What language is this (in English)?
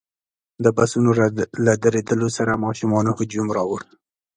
Pashto